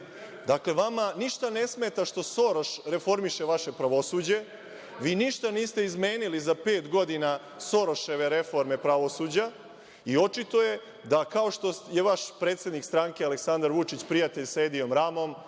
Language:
Serbian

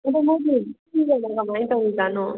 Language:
Manipuri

